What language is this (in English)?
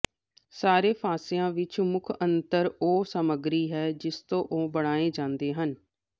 Punjabi